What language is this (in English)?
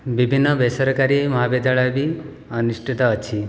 Odia